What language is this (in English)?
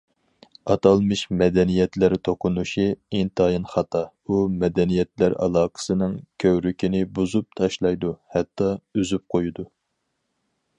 Uyghur